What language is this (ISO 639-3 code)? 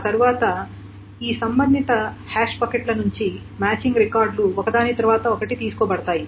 tel